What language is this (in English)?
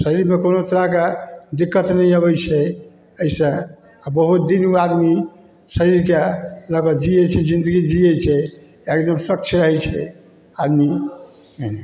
Maithili